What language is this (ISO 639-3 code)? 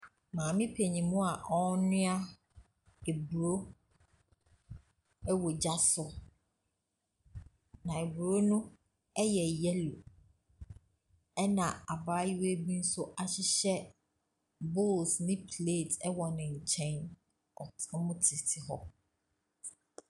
aka